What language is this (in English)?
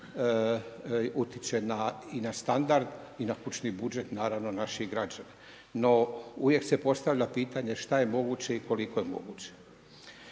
Croatian